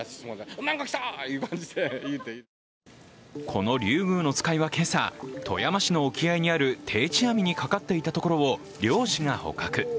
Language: Japanese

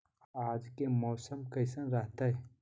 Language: Magahi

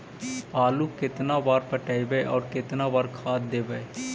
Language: Magahi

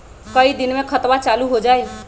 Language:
Magahi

